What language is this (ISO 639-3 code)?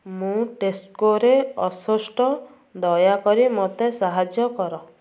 ori